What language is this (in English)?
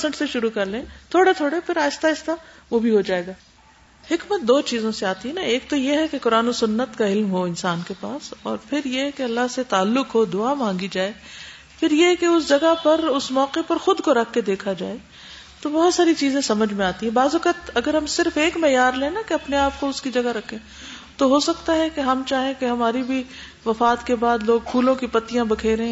Urdu